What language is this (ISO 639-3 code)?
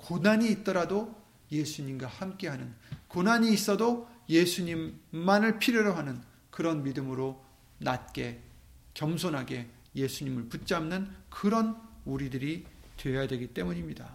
kor